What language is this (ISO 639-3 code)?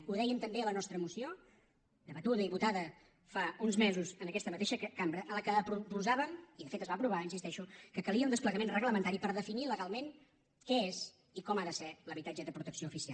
cat